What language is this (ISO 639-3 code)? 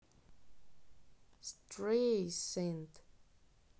rus